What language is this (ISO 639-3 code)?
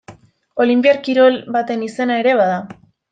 eus